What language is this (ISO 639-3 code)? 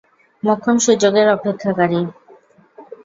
ben